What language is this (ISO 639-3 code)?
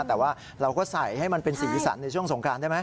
tha